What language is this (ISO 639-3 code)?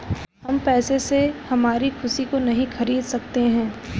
hin